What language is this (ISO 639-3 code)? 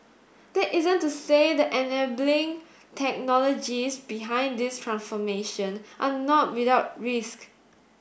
eng